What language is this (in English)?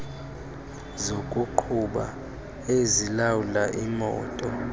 Xhosa